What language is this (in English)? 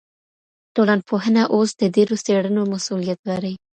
Pashto